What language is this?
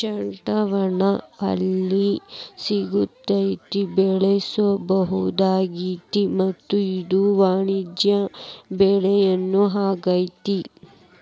Kannada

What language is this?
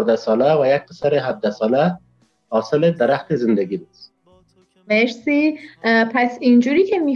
Persian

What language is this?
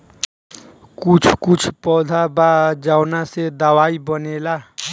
Bhojpuri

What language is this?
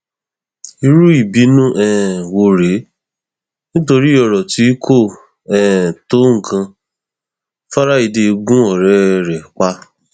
Yoruba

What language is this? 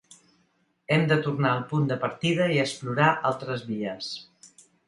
Catalan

